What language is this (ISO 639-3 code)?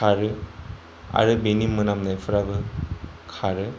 brx